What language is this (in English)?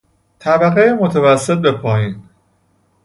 Persian